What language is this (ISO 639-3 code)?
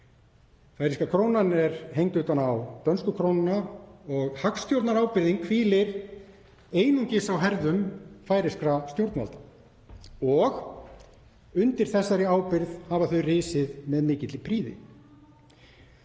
isl